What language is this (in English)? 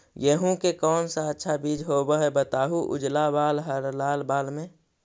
Magahi